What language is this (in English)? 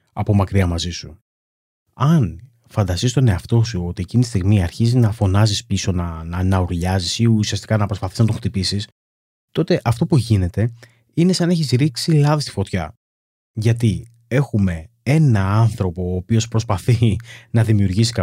Greek